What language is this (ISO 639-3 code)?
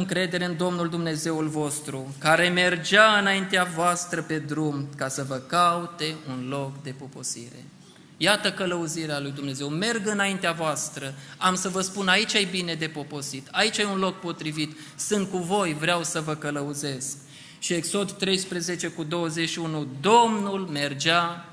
ron